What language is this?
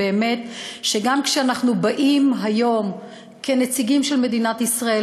Hebrew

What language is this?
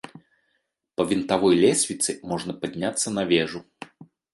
Belarusian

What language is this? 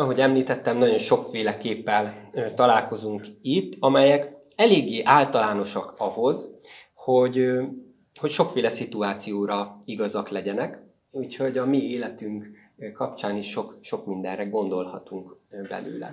Hungarian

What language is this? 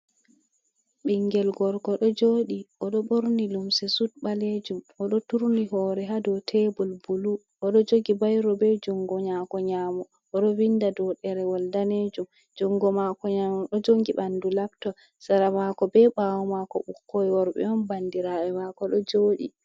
Fula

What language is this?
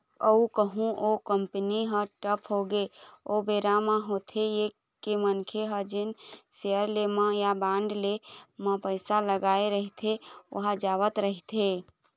Chhattisgarhi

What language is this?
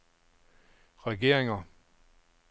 Danish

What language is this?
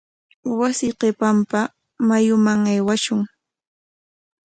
Corongo Ancash Quechua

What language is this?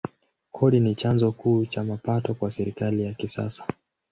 Swahili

